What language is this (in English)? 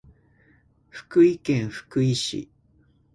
Japanese